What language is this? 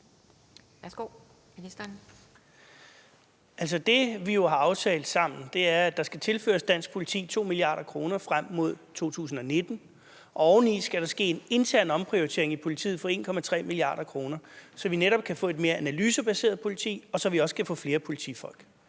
Danish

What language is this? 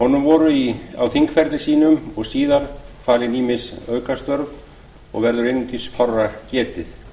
Icelandic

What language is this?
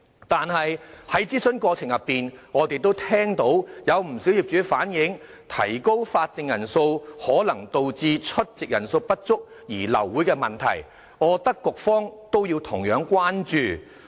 Cantonese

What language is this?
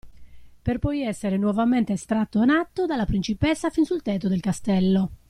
Italian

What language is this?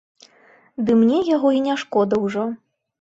Belarusian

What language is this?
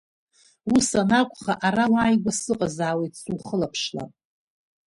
Abkhazian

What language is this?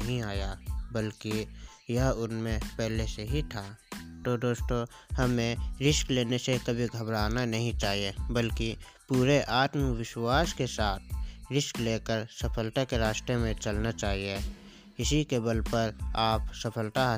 Hindi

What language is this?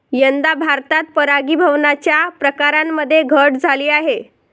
Marathi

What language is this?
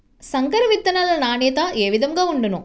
Telugu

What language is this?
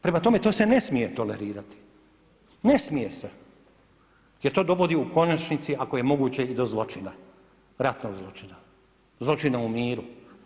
Croatian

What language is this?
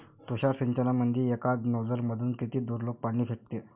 Marathi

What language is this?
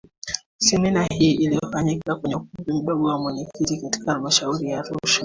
Swahili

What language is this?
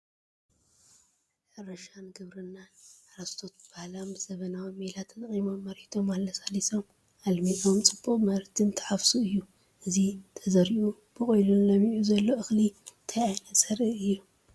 Tigrinya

